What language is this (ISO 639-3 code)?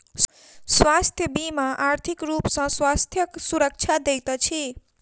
mai